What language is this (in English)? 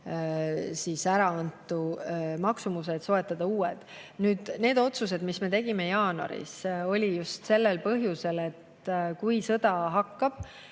Estonian